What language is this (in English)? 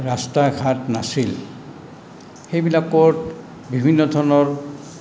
Assamese